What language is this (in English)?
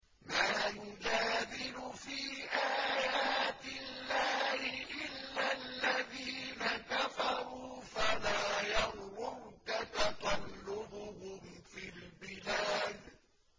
Arabic